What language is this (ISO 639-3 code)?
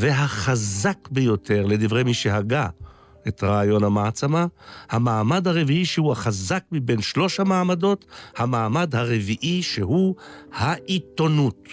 heb